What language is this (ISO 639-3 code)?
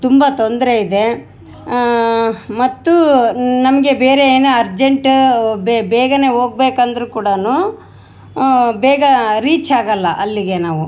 kan